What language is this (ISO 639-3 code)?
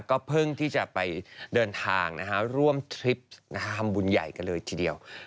tha